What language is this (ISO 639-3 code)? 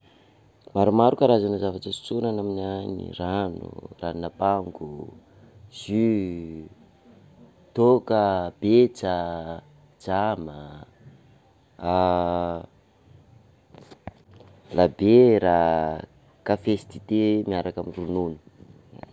skg